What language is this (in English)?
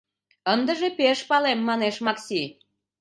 Mari